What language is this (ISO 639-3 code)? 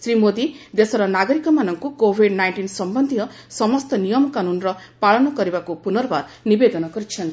ori